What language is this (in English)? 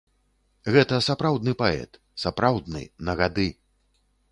Belarusian